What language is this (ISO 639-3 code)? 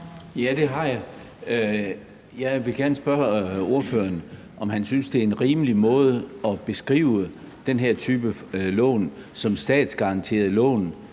dan